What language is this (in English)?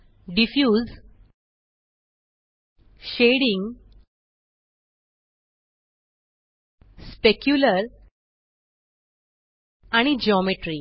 Marathi